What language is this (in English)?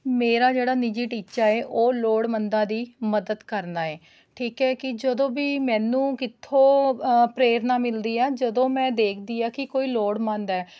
Punjabi